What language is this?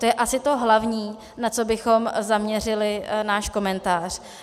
Czech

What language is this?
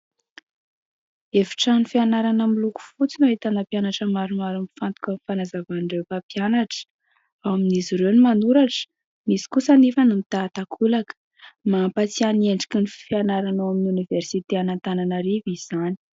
Malagasy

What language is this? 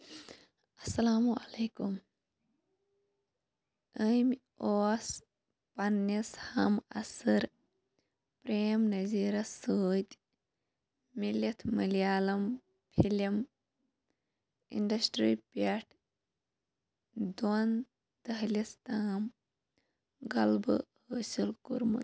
Kashmiri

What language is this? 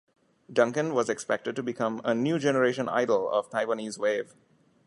English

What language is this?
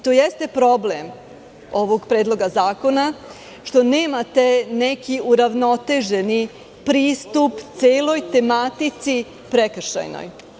Serbian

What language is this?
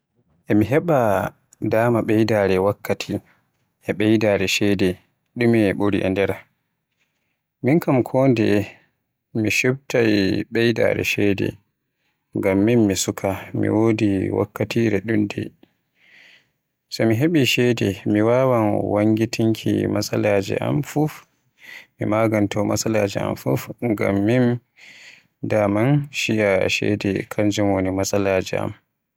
Western Niger Fulfulde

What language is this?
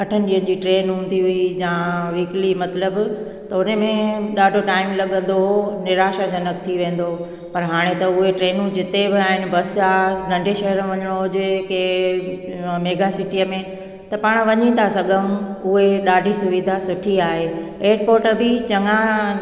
Sindhi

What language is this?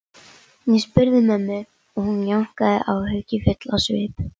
Icelandic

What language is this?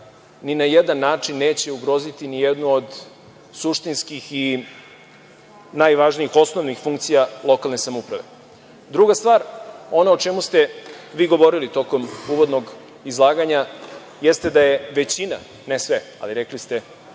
Serbian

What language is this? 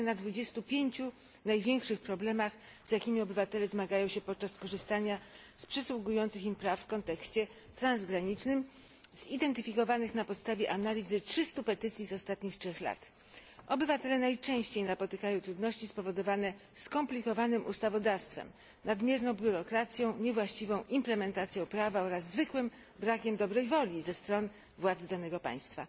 Polish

